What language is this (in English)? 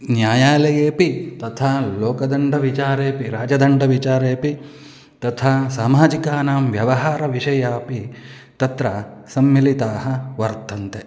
Sanskrit